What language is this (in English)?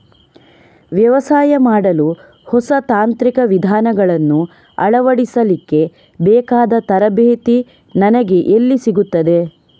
Kannada